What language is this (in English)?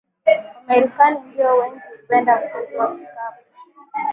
Swahili